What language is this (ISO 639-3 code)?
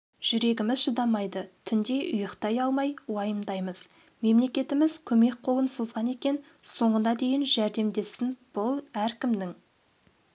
kaz